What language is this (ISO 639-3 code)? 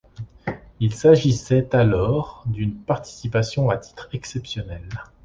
fra